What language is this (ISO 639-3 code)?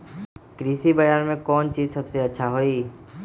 mag